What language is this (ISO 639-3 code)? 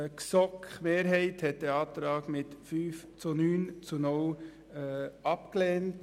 gsw